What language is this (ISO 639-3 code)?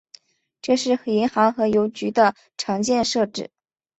zho